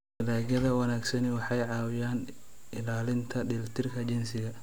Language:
Somali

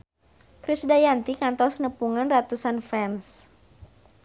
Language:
Sundanese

